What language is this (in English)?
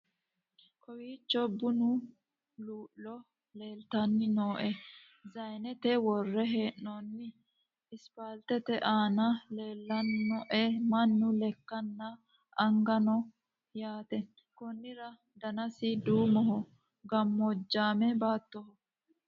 Sidamo